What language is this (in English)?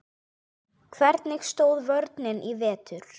Icelandic